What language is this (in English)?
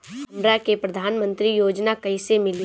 Bhojpuri